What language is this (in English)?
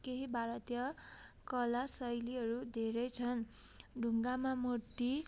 Nepali